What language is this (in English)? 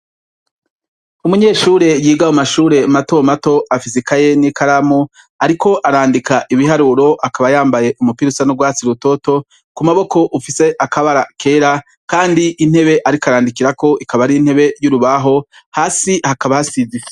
Rundi